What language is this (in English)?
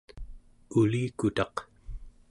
Central Yupik